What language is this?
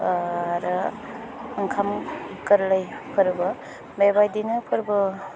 Bodo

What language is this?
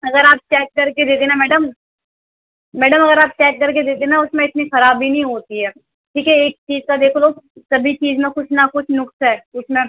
Urdu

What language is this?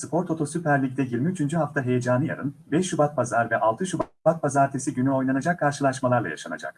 Turkish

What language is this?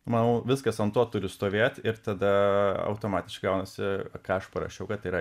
Lithuanian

